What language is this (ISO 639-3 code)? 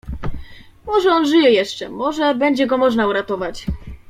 pol